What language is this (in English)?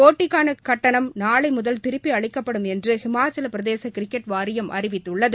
Tamil